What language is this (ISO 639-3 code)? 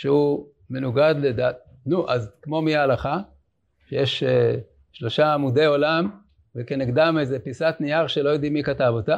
heb